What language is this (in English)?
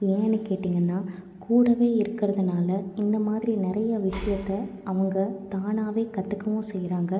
Tamil